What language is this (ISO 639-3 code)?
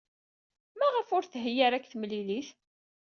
kab